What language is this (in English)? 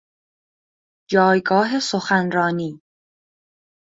Persian